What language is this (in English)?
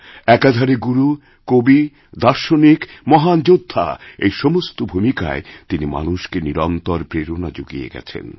Bangla